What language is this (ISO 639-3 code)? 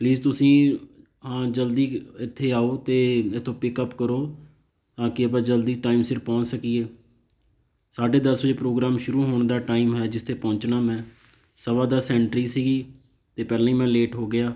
pan